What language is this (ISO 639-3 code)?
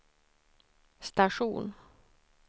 swe